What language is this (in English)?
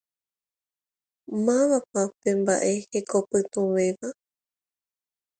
Guarani